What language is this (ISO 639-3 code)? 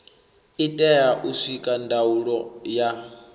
ven